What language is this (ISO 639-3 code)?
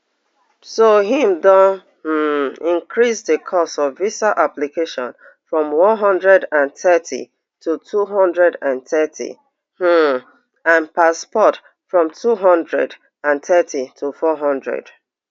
pcm